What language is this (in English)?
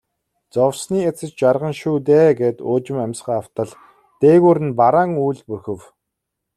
Mongolian